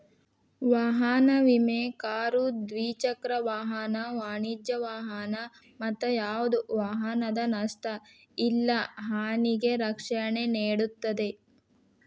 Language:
Kannada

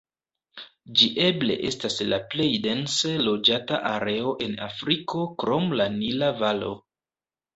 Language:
Esperanto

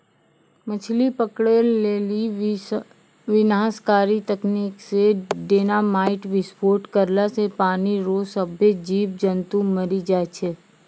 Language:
Maithili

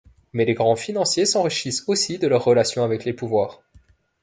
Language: French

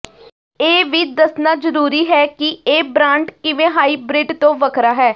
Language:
Punjabi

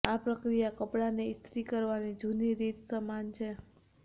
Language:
Gujarati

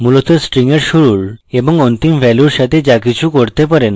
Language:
Bangla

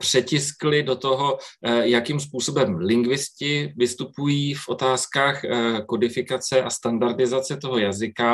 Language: Czech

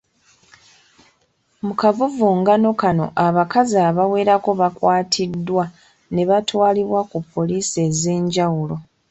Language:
Ganda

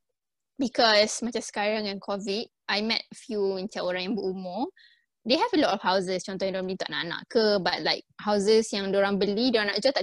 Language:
Malay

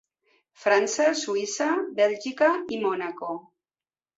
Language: Catalan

